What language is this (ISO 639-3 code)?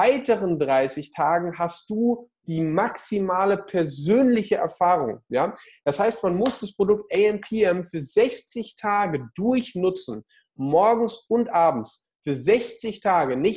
deu